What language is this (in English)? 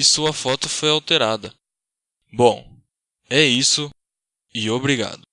Portuguese